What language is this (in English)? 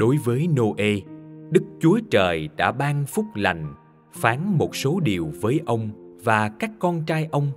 Vietnamese